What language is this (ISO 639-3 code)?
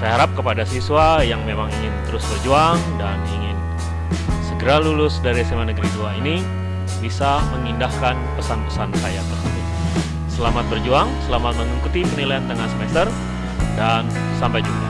ind